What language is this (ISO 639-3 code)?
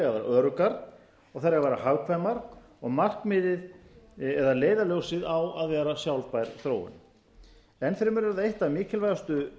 isl